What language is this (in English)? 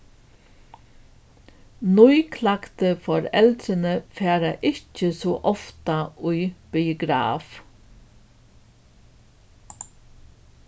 Faroese